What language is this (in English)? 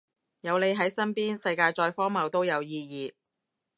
Cantonese